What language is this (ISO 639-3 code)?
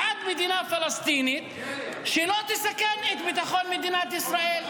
heb